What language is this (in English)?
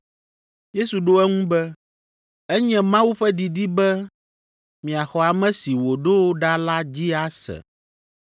Ewe